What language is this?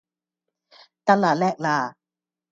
Cantonese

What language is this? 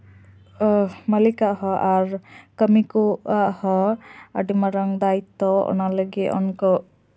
Santali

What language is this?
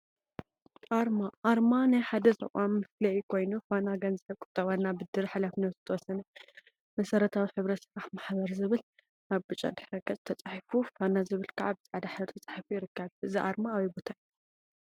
Tigrinya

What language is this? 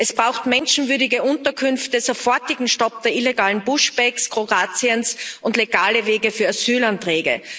German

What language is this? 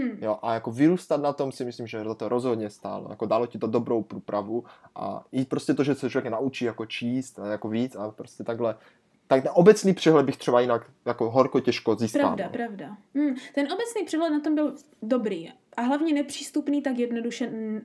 Czech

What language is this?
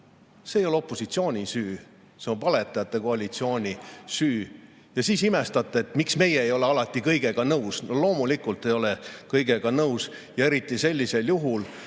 Estonian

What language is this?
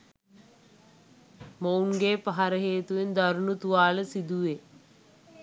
Sinhala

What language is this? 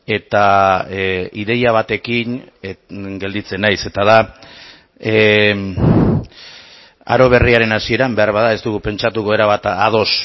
Basque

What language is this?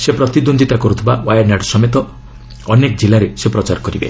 Odia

